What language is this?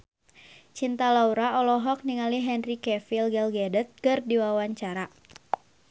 Sundanese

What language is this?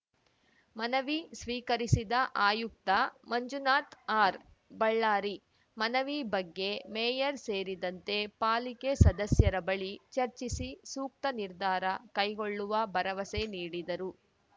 Kannada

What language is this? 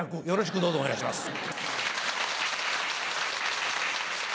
Japanese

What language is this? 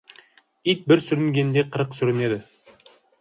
Kazakh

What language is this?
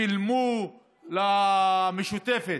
Hebrew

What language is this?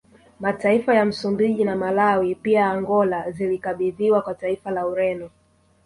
Swahili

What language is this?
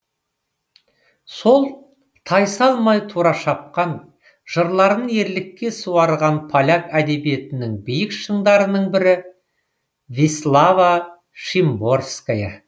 Kazakh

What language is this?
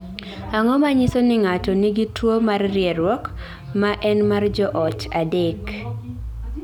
Luo (Kenya and Tanzania)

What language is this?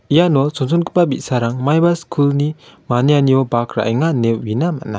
Garo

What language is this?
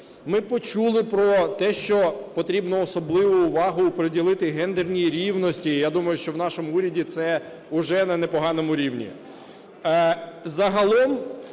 Ukrainian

